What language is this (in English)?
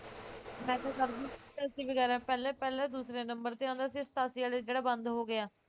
Punjabi